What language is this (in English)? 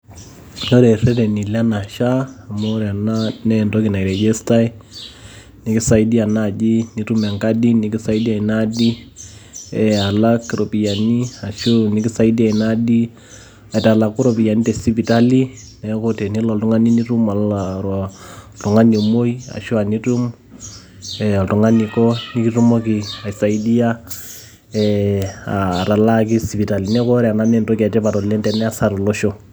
Masai